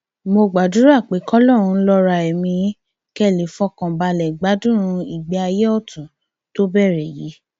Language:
Yoruba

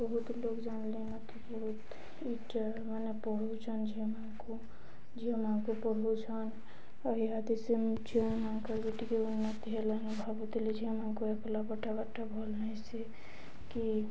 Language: Odia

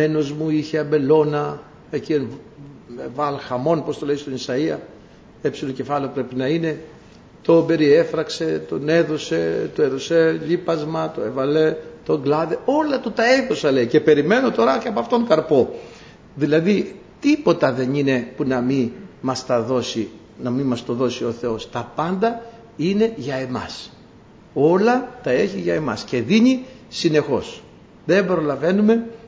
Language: Greek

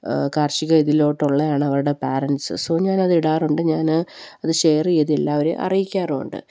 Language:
Malayalam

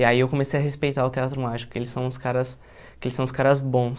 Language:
Portuguese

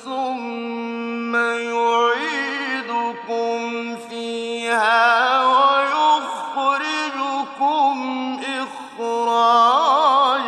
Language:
Arabic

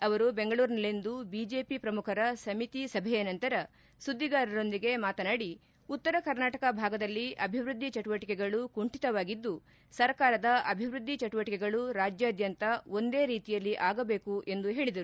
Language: Kannada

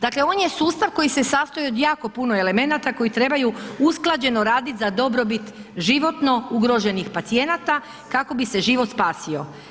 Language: Croatian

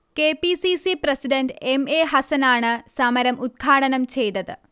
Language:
Malayalam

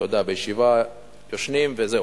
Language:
Hebrew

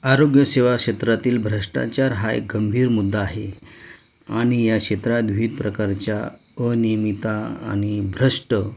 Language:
Marathi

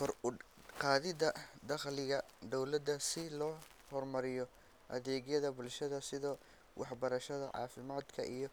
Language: Somali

